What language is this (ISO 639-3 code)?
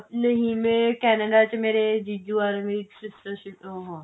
pan